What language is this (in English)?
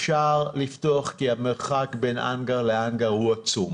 Hebrew